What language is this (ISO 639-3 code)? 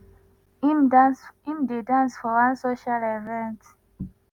pcm